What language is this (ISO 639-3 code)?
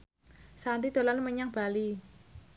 jav